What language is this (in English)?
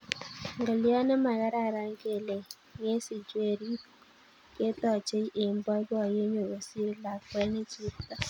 Kalenjin